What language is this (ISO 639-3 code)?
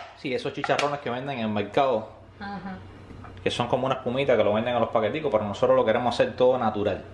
spa